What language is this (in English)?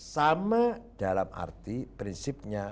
Indonesian